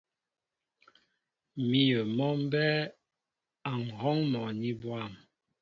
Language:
Mbo (Cameroon)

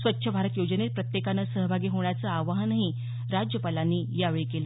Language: Marathi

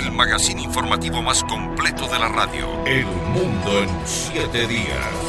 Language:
Spanish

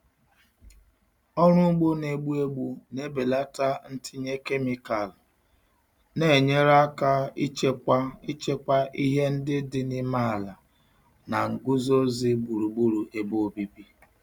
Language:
Igbo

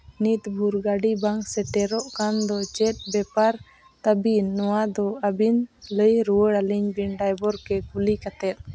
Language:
Santali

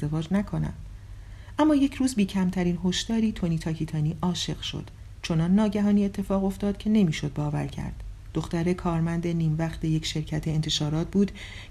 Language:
Persian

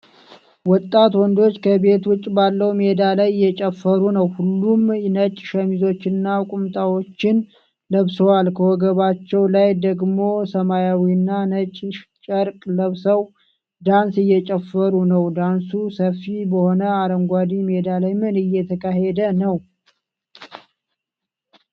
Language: Amharic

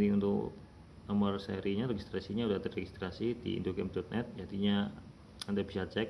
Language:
Indonesian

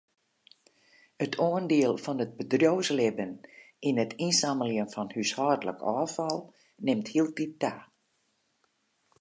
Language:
Western Frisian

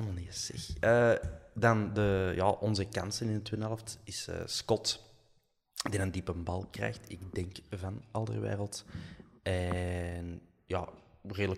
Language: Dutch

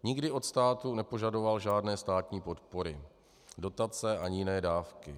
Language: Czech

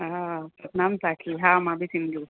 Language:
Sindhi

